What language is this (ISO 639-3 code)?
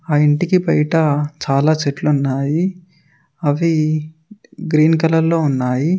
tel